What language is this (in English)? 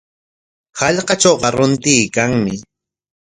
Corongo Ancash Quechua